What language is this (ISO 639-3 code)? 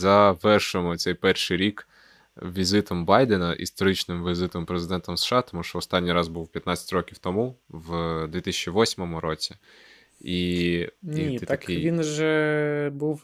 ukr